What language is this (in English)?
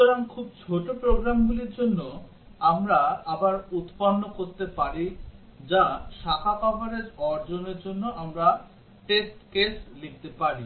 Bangla